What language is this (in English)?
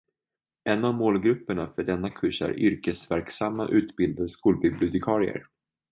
Swedish